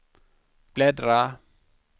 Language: Swedish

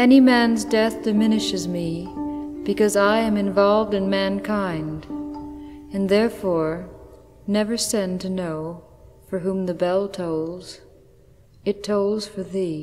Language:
Italian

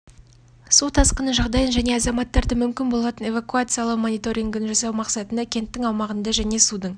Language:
Kazakh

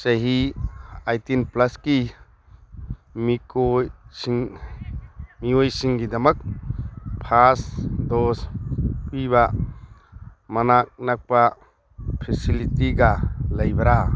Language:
Manipuri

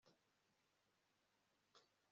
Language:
Kinyarwanda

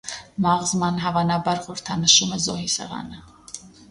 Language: Armenian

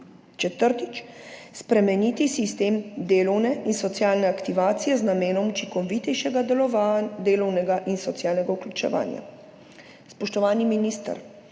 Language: Slovenian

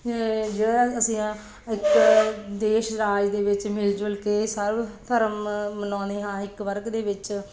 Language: Punjabi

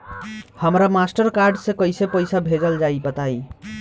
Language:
Bhojpuri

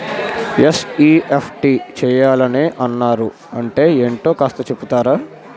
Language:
Telugu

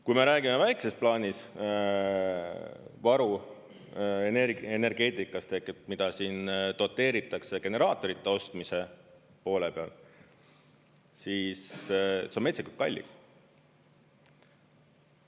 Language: Estonian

